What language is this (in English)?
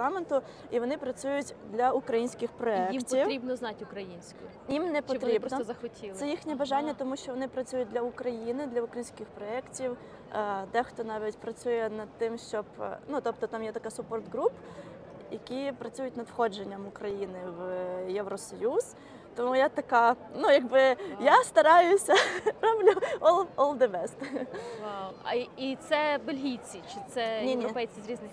Ukrainian